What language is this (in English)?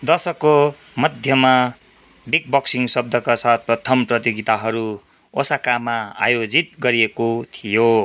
Nepali